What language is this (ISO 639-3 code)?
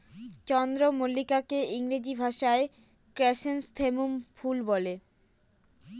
ben